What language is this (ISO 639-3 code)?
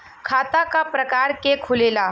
bho